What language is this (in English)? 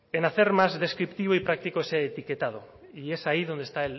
Spanish